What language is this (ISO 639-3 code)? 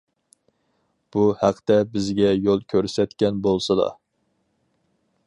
uig